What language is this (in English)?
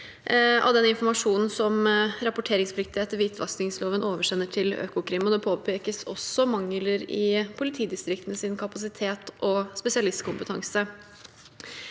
Norwegian